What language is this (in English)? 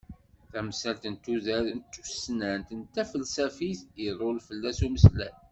Kabyle